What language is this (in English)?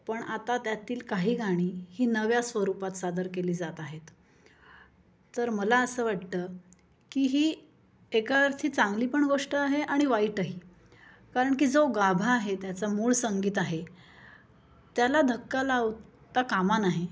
Marathi